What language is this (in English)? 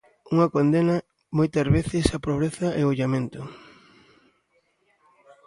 Galician